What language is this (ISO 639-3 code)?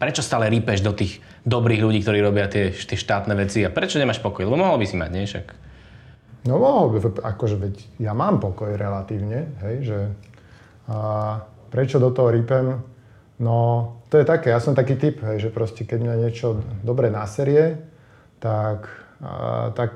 slk